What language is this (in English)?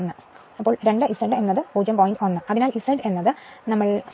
Malayalam